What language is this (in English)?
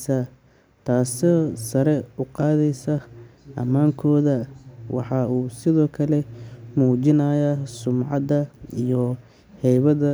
Somali